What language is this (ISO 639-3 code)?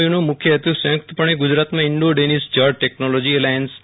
guj